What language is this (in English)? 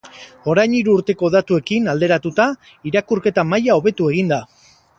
Basque